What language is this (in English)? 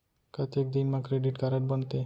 Chhattisgarhi